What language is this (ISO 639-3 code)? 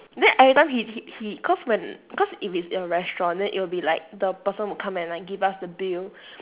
eng